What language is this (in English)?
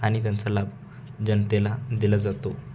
Marathi